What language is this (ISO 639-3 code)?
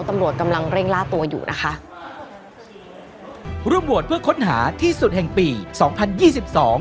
tha